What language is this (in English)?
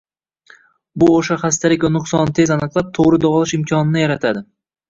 Uzbek